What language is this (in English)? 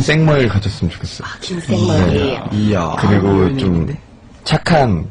Korean